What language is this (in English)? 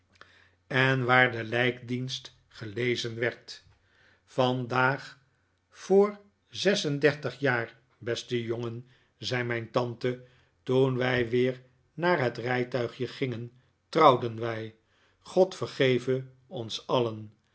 Dutch